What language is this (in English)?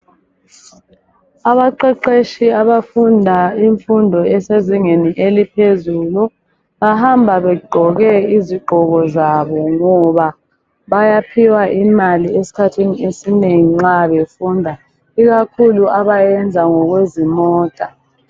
North Ndebele